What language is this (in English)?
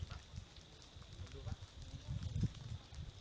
Thai